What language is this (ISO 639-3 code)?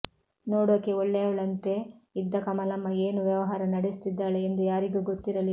kan